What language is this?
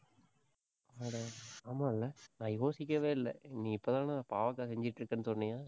Tamil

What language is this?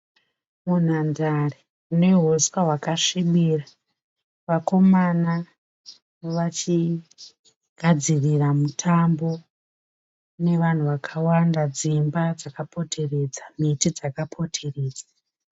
Shona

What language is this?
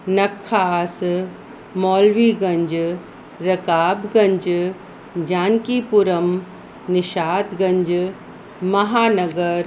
Sindhi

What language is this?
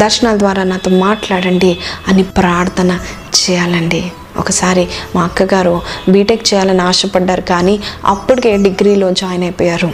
Telugu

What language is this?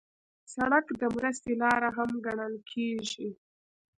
Pashto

